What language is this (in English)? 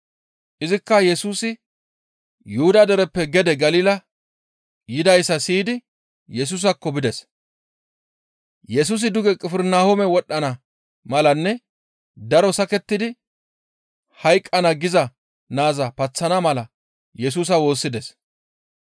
Gamo